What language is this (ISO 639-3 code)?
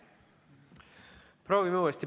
est